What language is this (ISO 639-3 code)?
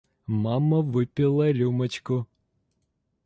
rus